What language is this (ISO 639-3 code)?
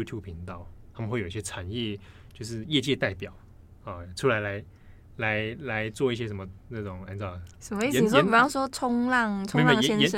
zho